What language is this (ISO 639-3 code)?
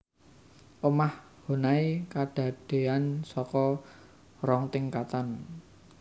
jav